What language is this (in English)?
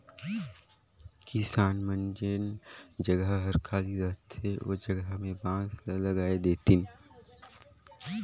Chhattisgarhi